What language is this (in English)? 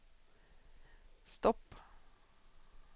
Swedish